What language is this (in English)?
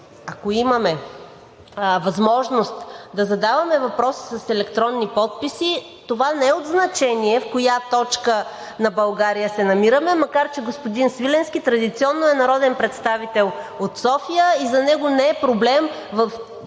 Bulgarian